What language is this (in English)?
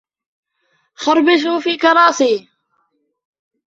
Arabic